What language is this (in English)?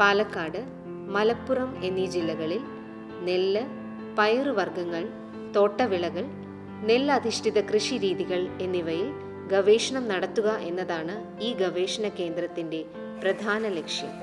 Turkish